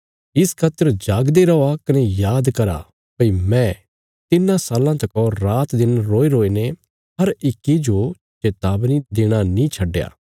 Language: Bilaspuri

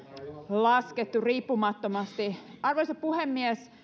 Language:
Finnish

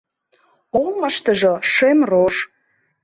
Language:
Mari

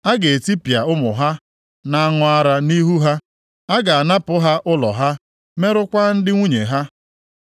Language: Igbo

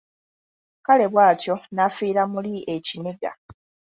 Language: Ganda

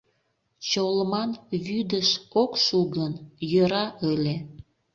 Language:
Mari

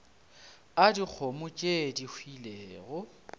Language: Northern Sotho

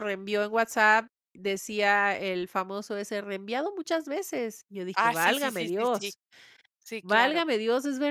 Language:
Spanish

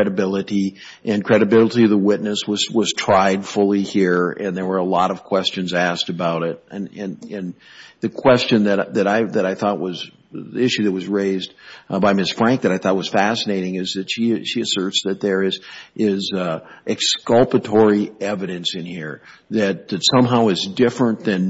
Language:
English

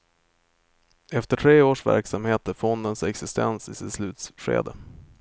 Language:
Swedish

